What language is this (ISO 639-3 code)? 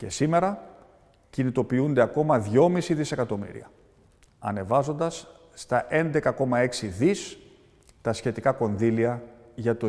ell